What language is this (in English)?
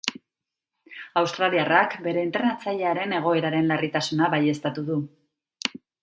Basque